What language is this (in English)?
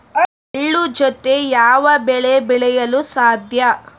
Kannada